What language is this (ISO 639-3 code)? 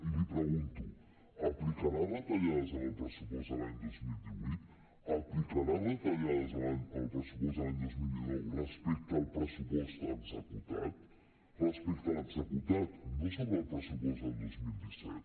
cat